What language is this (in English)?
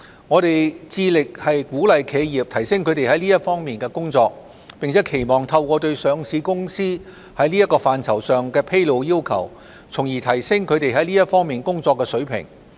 Cantonese